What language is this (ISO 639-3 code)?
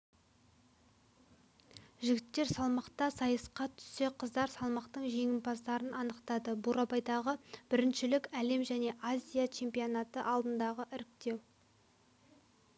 kaz